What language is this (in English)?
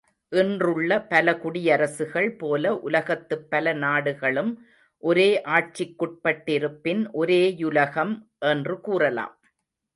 Tamil